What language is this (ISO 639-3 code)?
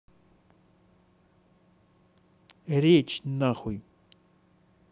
rus